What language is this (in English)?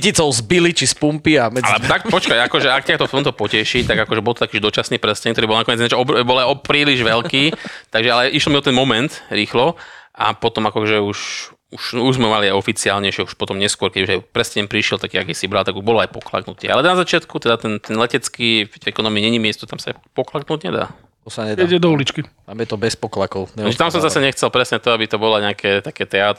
Slovak